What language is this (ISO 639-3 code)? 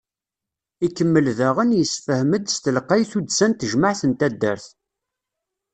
kab